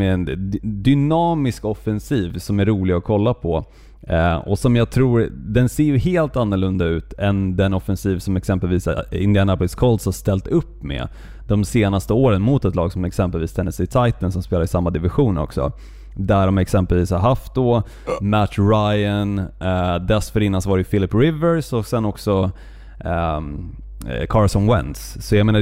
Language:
Swedish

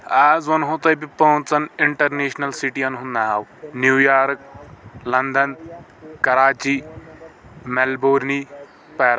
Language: Kashmiri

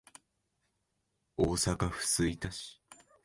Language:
Japanese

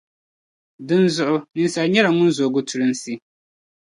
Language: Dagbani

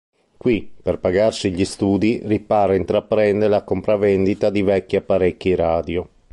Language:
Italian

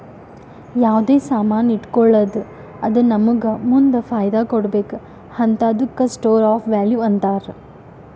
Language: Kannada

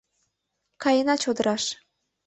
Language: Mari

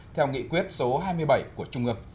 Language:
Vietnamese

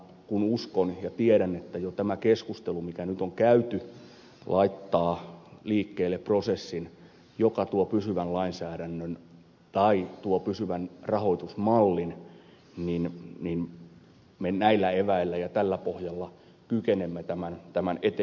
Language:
Finnish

